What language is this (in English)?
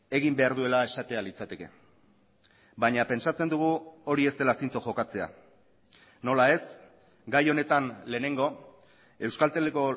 Basque